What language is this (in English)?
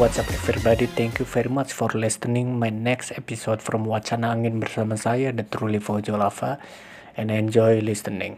Indonesian